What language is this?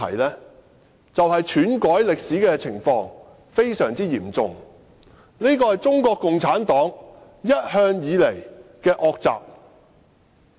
Cantonese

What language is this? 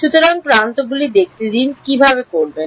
Bangla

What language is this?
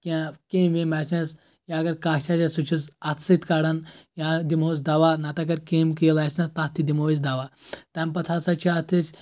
Kashmiri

